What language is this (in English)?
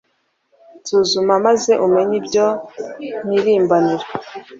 Kinyarwanda